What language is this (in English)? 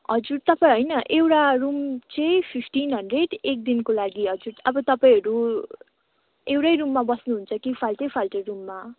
Nepali